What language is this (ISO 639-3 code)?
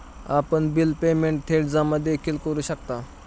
mar